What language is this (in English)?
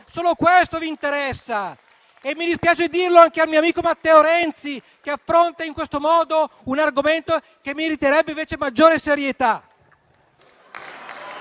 Italian